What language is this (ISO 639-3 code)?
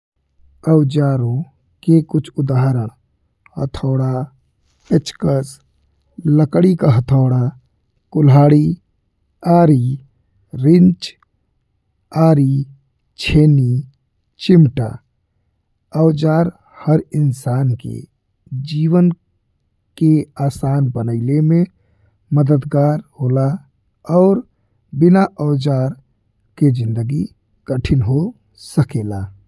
bho